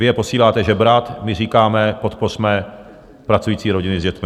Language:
Czech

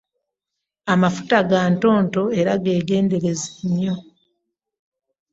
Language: Ganda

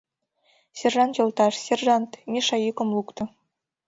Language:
Mari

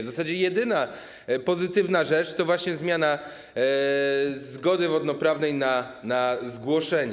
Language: Polish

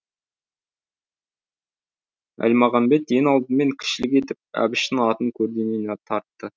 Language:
Kazakh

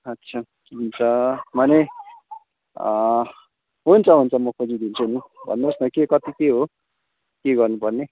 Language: Nepali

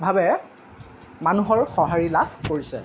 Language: Assamese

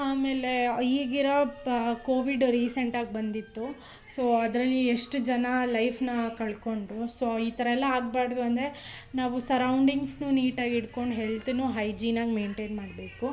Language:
Kannada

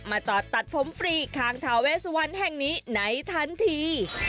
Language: Thai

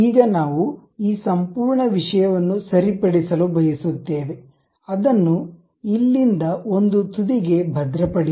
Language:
Kannada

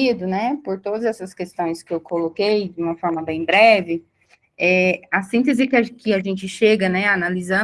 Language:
Portuguese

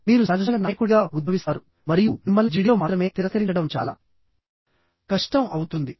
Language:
Telugu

